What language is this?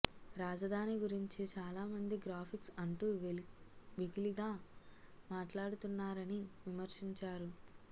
Telugu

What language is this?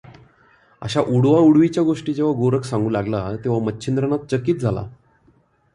Marathi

